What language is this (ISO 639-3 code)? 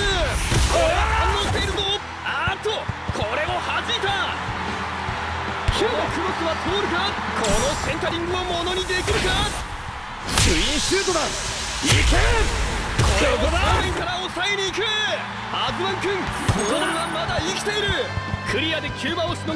jpn